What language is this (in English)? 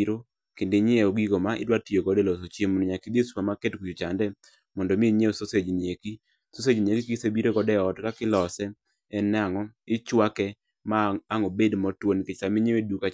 Luo (Kenya and Tanzania)